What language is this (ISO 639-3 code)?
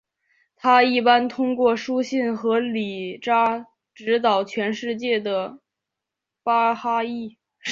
zho